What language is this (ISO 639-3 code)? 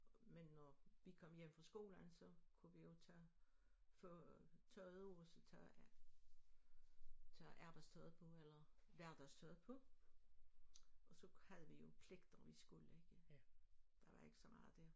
dan